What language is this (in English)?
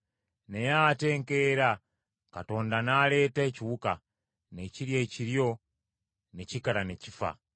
Ganda